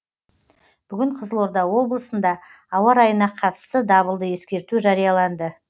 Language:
Kazakh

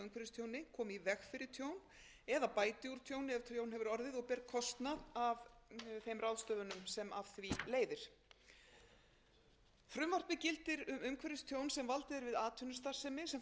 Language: Icelandic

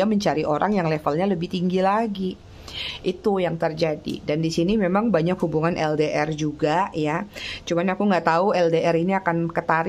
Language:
Indonesian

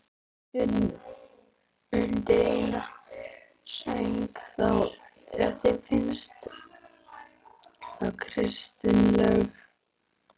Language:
Icelandic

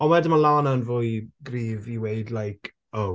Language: Welsh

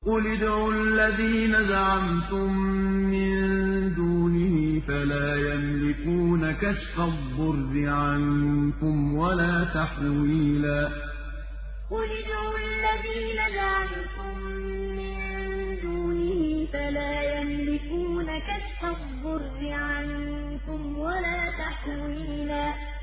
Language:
Arabic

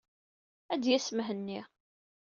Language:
Kabyle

